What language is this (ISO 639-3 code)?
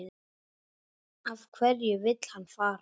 isl